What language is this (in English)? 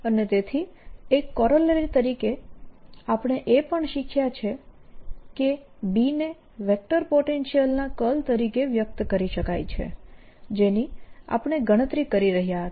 Gujarati